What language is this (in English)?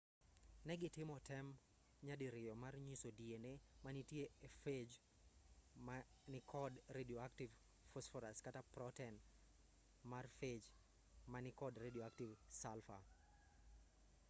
Luo (Kenya and Tanzania)